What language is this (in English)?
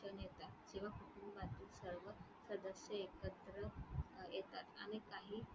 Marathi